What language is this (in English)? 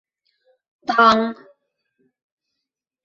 Bashkir